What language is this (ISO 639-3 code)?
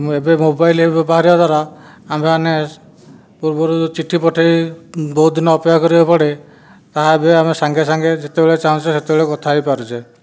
ori